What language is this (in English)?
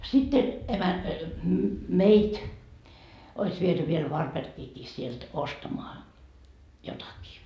Finnish